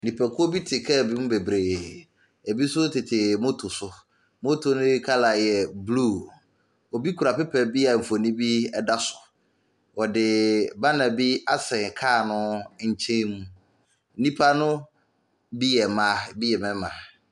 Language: Akan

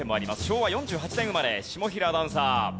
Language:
Japanese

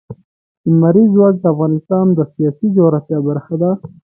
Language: Pashto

